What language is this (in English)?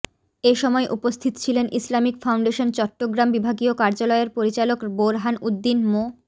Bangla